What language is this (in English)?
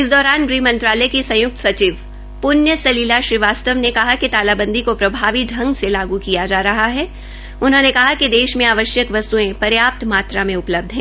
Hindi